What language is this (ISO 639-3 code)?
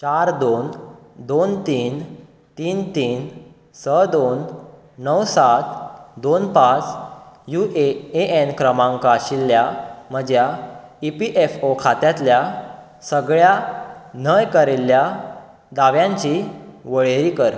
kok